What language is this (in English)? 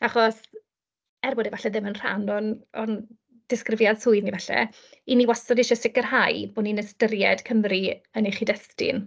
Welsh